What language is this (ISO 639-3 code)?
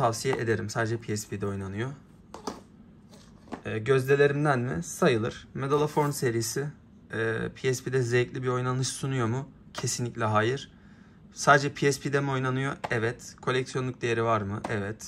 tur